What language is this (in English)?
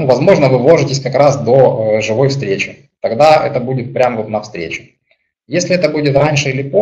Russian